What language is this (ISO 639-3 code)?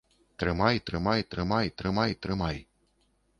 bel